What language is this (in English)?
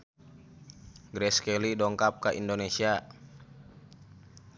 Sundanese